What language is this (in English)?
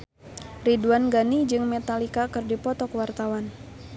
Sundanese